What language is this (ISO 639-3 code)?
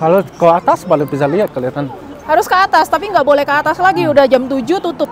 ind